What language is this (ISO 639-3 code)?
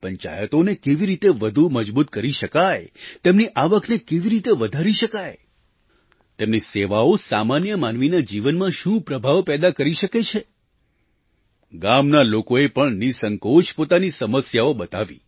guj